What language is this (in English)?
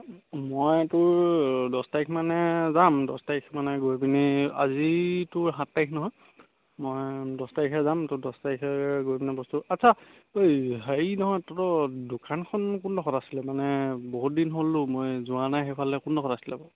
Assamese